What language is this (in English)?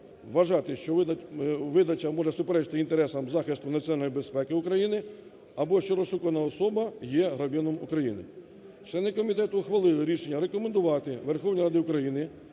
Ukrainian